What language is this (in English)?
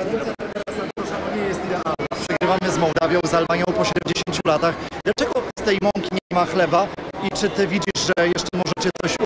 Polish